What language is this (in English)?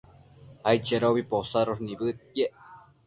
Matsés